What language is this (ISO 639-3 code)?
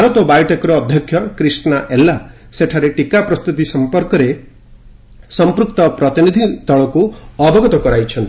ori